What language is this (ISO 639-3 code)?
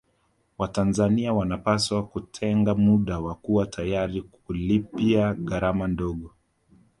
swa